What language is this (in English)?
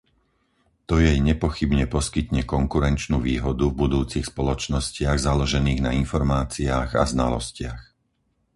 Slovak